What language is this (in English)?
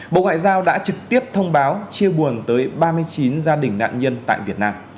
Vietnamese